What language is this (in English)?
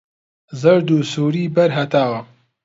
Central Kurdish